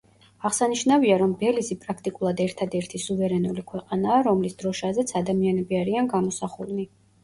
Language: Georgian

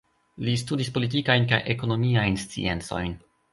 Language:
Esperanto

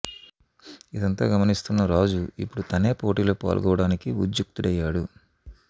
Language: Telugu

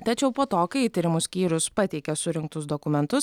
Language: Lithuanian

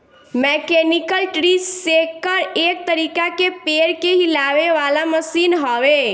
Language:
Bhojpuri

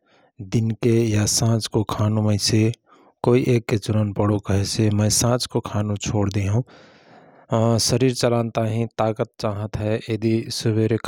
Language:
Rana Tharu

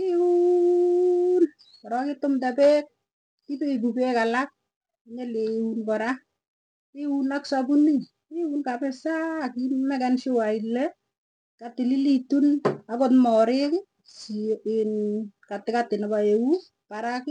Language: Tugen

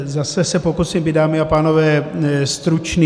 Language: Czech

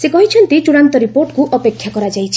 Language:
Odia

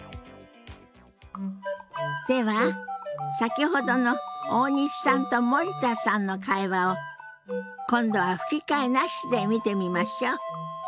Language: Japanese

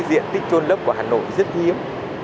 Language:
Vietnamese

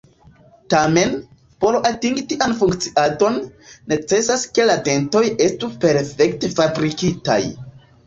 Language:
Esperanto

